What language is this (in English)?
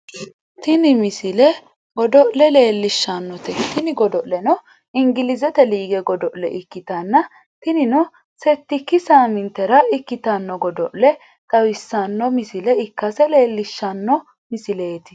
Sidamo